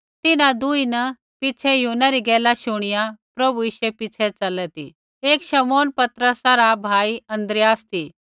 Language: Kullu Pahari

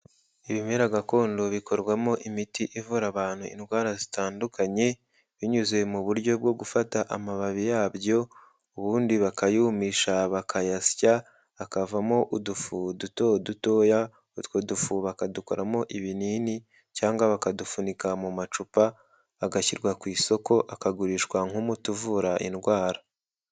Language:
Kinyarwanda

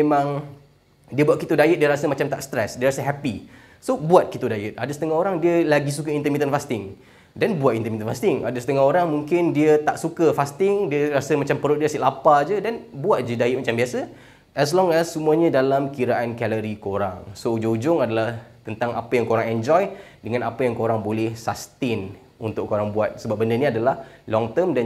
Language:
Malay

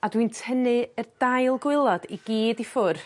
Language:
Welsh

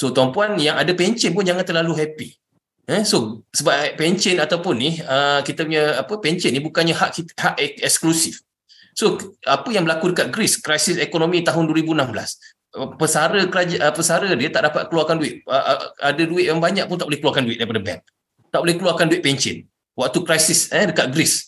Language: Malay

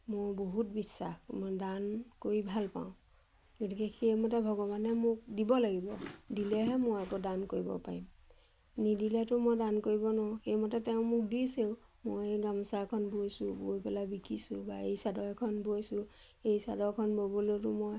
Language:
Assamese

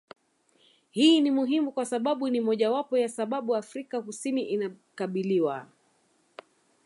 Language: Swahili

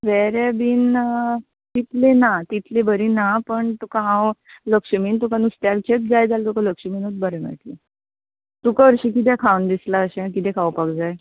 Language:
Konkani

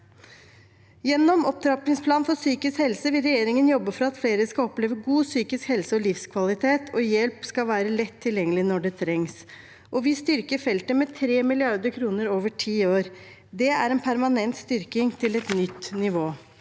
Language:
Norwegian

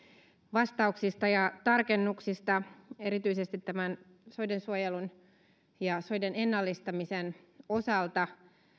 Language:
Finnish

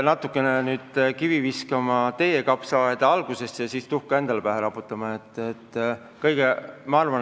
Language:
Estonian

